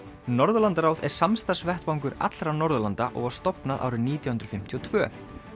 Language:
Icelandic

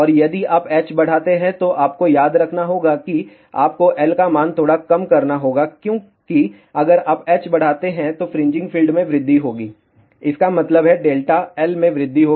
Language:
Hindi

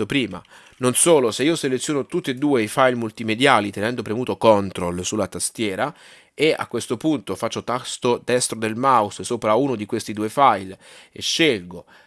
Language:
Italian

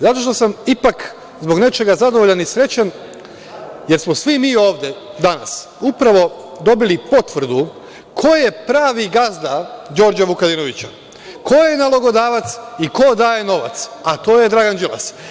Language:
Serbian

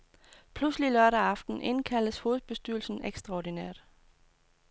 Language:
Danish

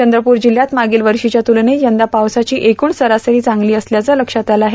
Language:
Marathi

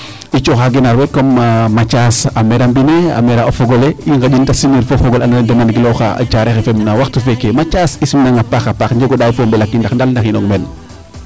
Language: Serer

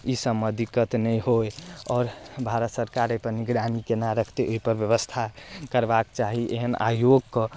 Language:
Maithili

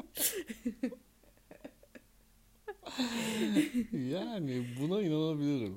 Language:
Turkish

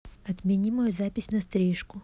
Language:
Russian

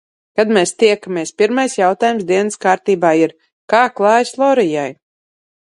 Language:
Latvian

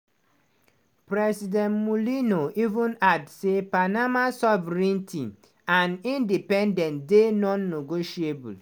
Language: Nigerian Pidgin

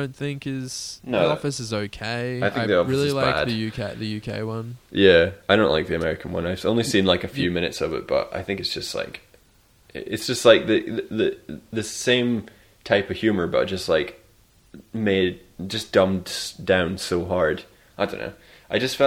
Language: English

